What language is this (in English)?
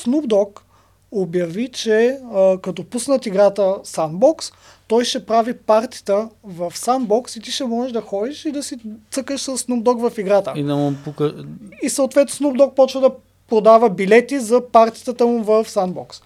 Bulgarian